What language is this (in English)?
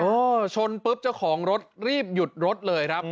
Thai